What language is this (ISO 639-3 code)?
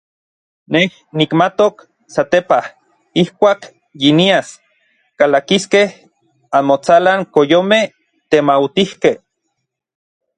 nlv